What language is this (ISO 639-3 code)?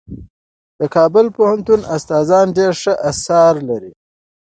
pus